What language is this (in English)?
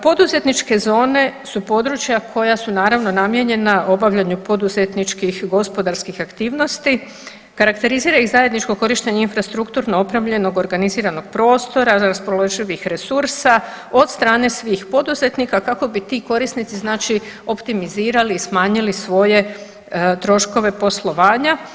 Croatian